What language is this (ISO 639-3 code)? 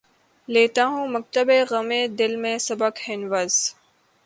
urd